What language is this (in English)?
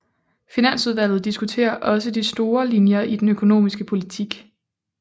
Danish